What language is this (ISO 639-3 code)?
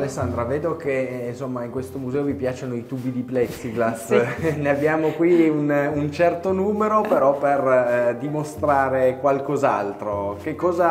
ita